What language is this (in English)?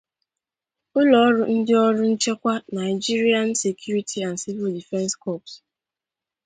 Igbo